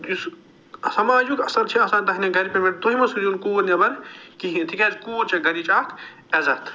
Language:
Kashmiri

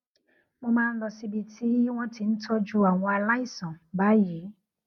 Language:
Yoruba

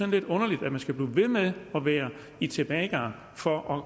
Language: Danish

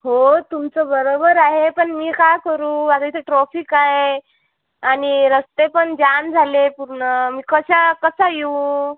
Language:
Marathi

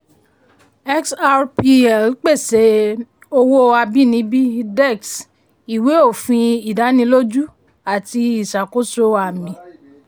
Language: Yoruba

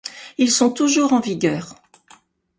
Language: French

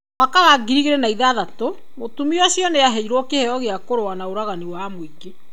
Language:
Kikuyu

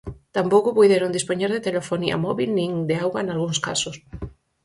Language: Galician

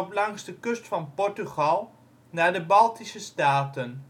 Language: Dutch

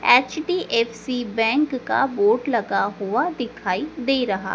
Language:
Hindi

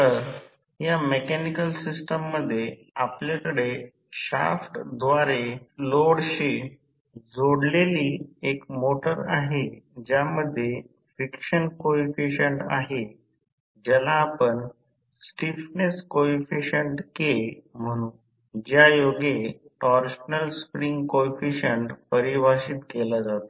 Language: Marathi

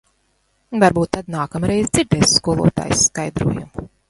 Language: Latvian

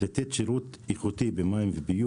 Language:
Hebrew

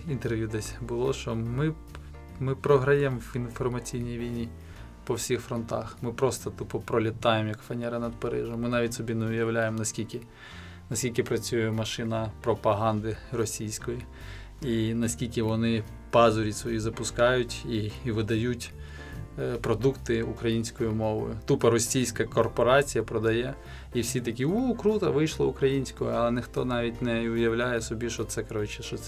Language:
Ukrainian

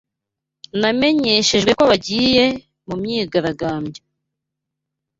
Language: Kinyarwanda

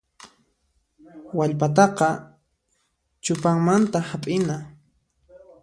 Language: Puno Quechua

